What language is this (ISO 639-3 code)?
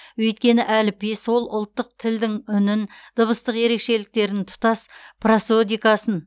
kaz